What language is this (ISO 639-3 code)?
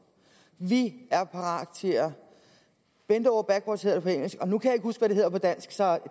dan